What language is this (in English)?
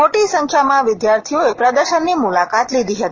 Gujarati